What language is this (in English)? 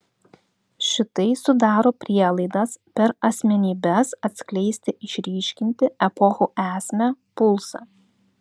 Lithuanian